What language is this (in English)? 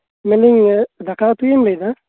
Santali